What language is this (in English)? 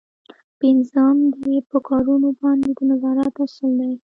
Pashto